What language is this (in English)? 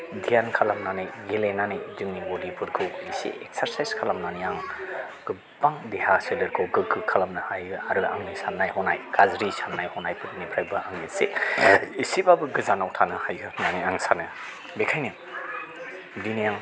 Bodo